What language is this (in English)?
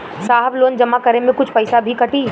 Bhojpuri